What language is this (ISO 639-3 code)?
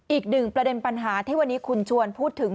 tha